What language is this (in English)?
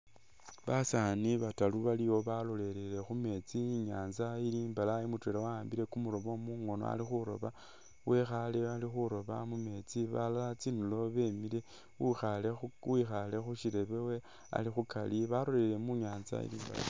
Masaaba